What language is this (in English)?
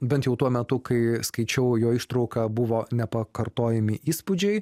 Lithuanian